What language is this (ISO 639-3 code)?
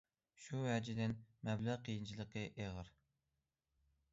uig